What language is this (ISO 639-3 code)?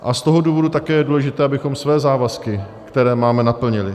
ces